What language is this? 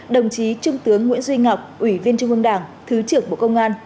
Vietnamese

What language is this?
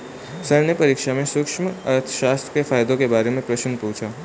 Hindi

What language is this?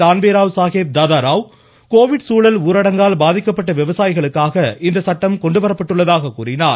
Tamil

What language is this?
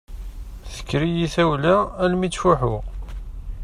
Kabyle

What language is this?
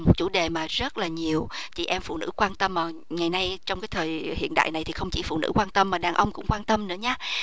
Vietnamese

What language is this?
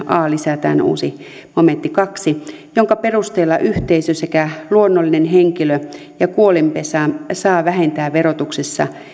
Finnish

